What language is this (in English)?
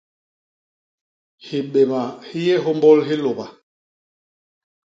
Basaa